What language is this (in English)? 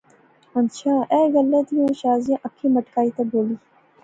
Pahari-Potwari